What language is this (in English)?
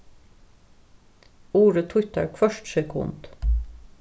Faroese